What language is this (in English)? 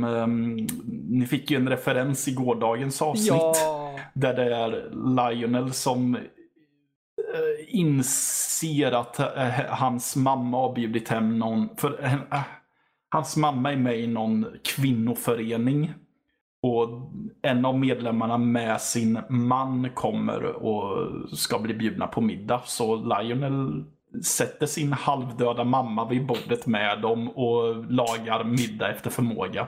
Swedish